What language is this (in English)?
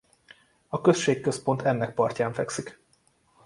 Hungarian